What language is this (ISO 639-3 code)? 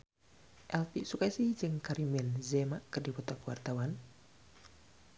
sun